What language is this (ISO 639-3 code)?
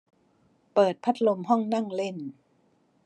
tha